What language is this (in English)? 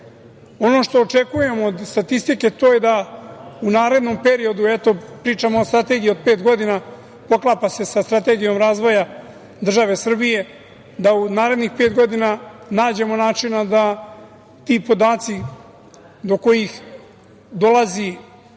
Serbian